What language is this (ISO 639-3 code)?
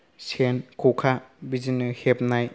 brx